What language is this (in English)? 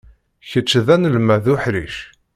Kabyle